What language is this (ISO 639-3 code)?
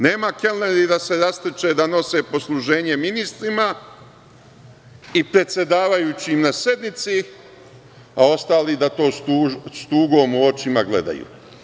srp